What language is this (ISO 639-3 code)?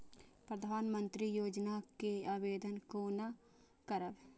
mai